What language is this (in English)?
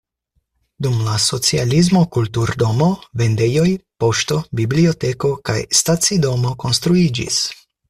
Esperanto